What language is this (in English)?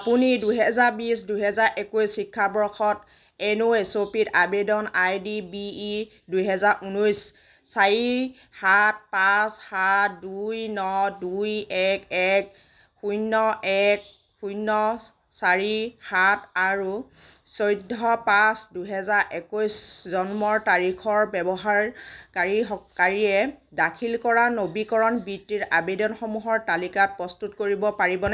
Assamese